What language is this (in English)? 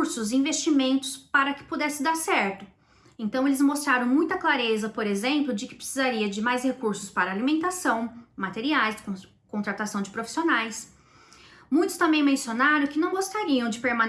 Portuguese